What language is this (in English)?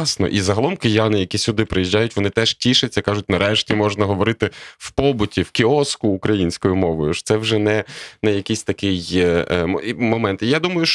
Ukrainian